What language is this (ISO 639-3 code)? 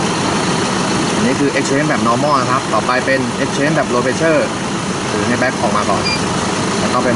tha